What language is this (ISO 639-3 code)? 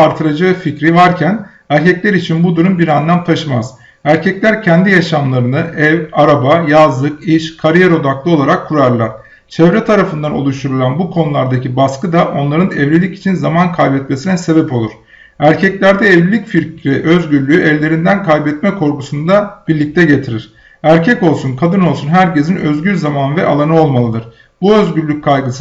tur